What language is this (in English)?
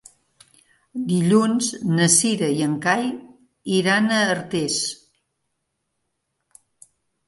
Catalan